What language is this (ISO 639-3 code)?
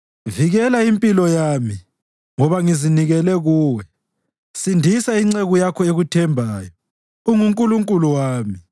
nde